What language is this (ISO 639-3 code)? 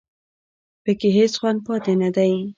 pus